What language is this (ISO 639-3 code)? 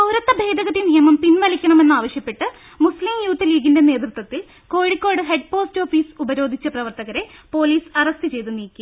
mal